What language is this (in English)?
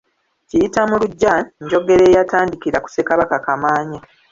Ganda